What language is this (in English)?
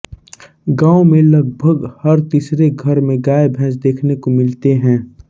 Hindi